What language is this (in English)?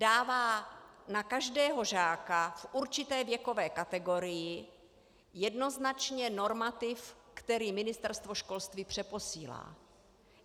Czech